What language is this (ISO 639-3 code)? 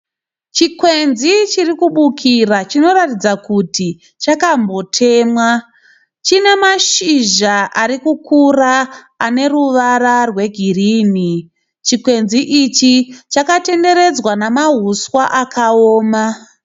sna